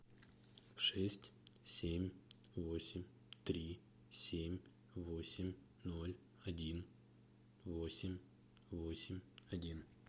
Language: Russian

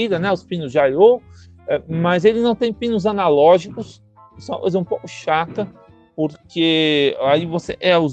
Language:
Portuguese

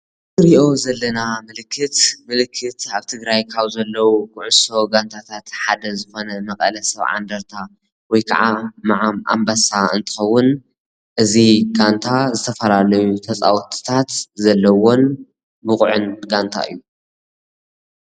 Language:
Tigrinya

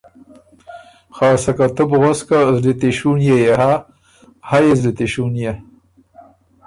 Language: Ormuri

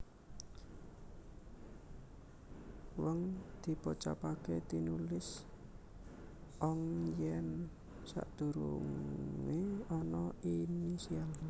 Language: Javanese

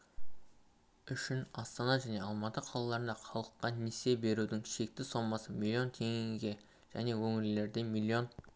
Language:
Kazakh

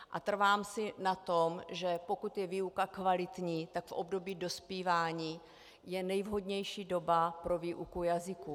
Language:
Czech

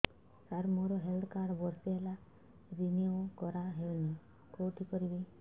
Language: Odia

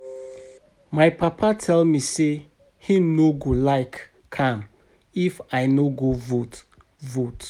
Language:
Nigerian Pidgin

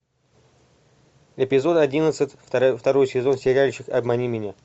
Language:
Russian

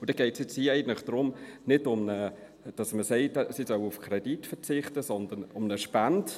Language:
Swiss German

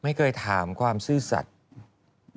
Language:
Thai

